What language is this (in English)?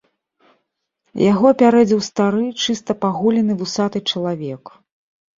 Belarusian